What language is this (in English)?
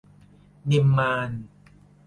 Thai